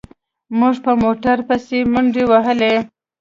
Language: Pashto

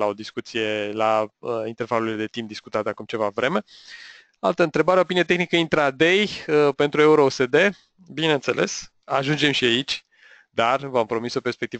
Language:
Romanian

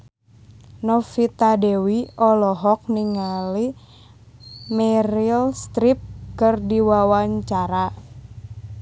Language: Sundanese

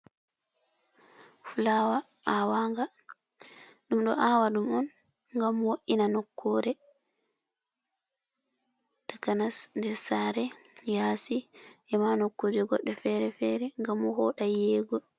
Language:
Fula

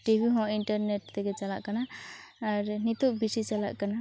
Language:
Santali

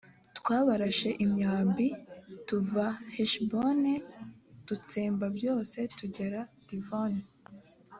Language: Kinyarwanda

